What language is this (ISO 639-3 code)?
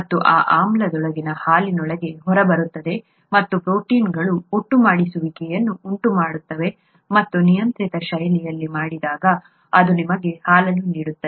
kan